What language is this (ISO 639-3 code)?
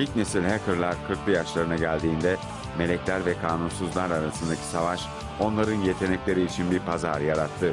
tur